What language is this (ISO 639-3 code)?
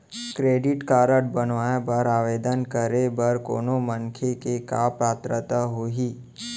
hne